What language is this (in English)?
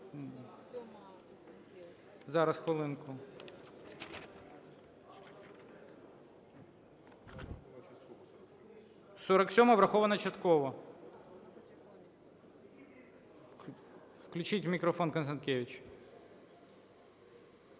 Ukrainian